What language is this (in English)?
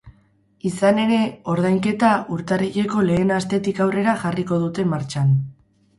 Basque